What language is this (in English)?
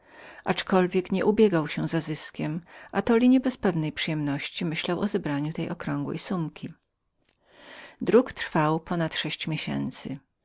Polish